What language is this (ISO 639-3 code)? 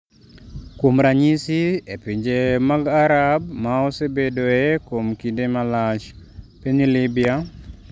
luo